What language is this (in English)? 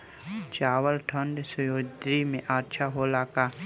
Bhojpuri